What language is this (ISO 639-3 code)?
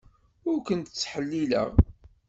kab